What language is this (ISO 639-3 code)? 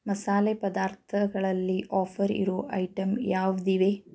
kan